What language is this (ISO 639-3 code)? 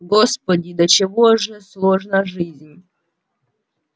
rus